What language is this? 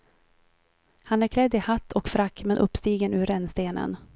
Swedish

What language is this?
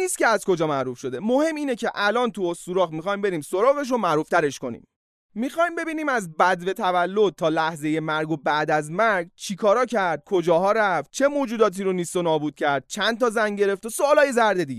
Persian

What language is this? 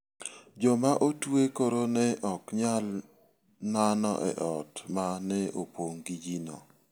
Luo (Kenya and Tanzania)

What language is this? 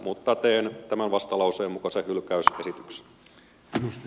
Finnish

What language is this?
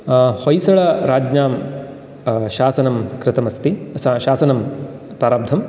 Sanskrit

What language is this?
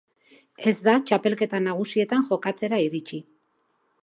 Basque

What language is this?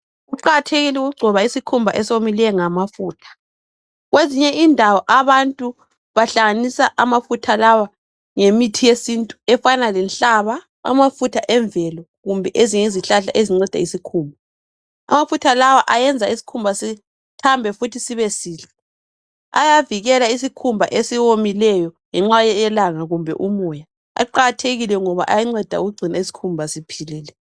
North Ndebele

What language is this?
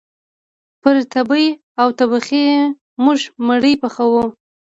Pashto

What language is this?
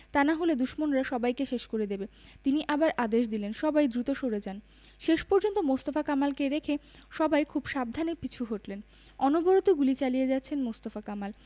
Bangla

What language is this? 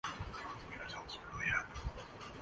Urdu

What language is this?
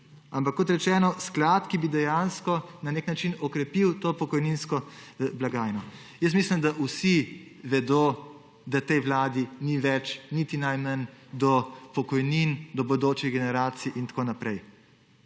Slovenian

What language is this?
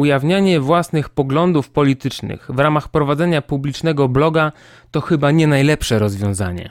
Polish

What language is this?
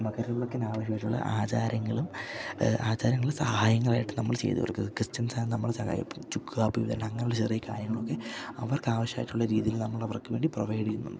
Malayalam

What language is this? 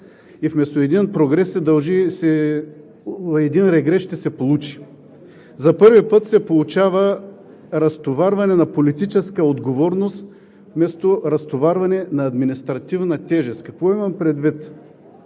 Bulgarian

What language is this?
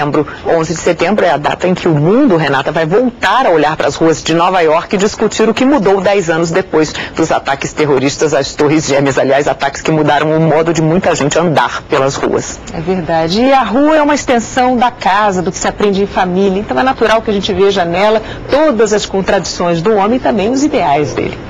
Portuguese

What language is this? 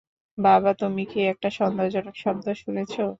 Bangla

